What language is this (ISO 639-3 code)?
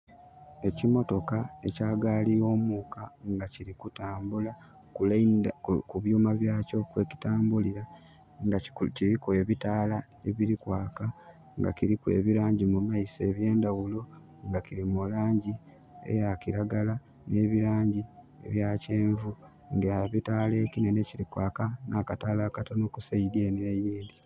xog